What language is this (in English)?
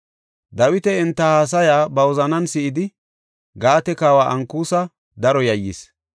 Gofa